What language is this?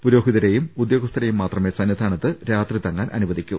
Malayalam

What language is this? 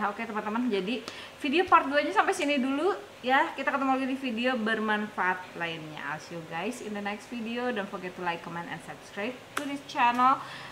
Indonesian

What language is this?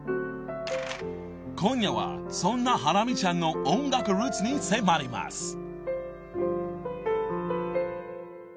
Japanese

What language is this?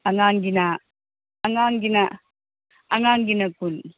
Manipuri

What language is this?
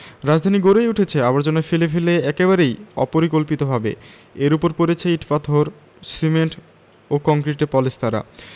Bangla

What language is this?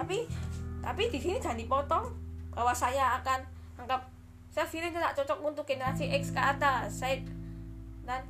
Indonesian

